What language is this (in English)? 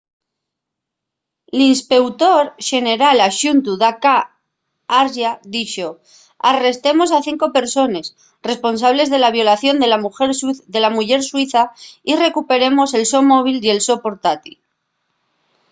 Asturian